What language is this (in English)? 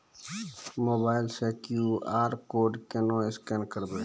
Maithili